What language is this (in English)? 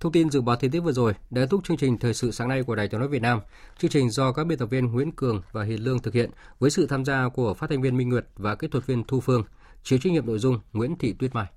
Vietnamese